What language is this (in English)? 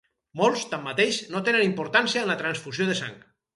Catalan